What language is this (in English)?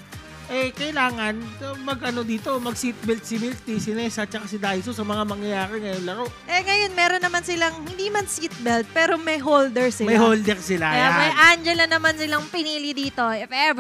Filipino